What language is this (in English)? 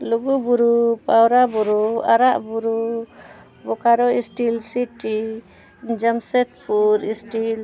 Santali